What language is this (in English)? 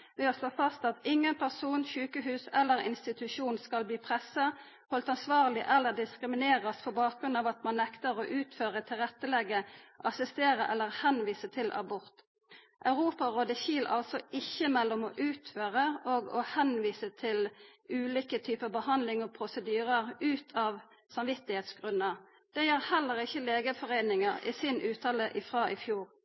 Norwegian Nynorsk